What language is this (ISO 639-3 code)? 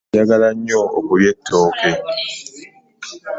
lug